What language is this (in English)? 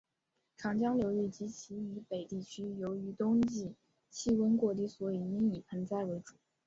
Chinese